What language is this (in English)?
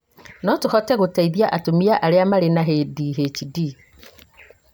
Kikuyu